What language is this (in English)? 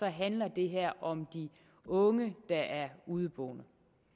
Danish